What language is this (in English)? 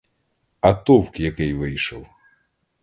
Ukrainian